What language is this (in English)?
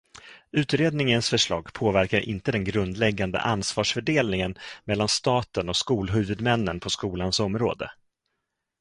Swedish